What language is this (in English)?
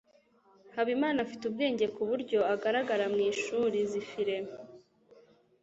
Kinyarwanda